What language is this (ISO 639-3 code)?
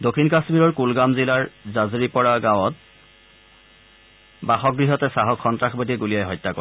asm